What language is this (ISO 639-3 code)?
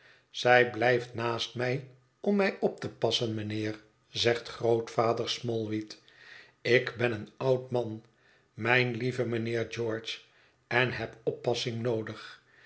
nld